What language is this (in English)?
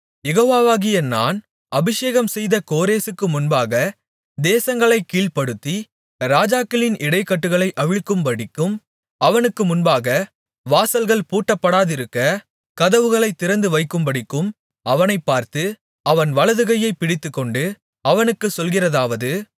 Tamil